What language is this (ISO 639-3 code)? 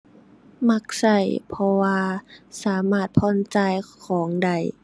tha